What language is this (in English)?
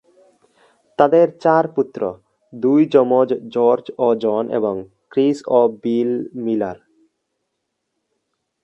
Bangla